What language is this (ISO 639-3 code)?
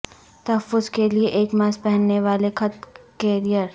urd